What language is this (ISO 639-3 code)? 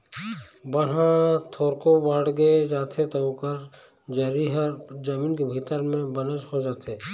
hne